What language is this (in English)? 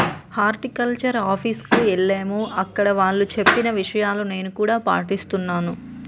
Telugu